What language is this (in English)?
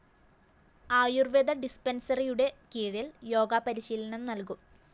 Malayalam